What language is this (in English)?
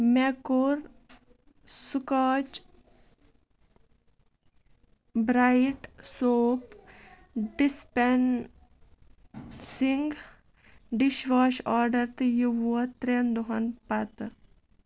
Kashmiri